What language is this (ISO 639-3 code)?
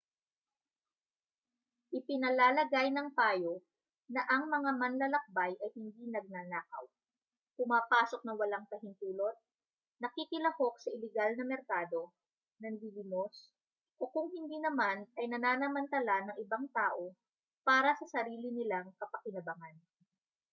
fil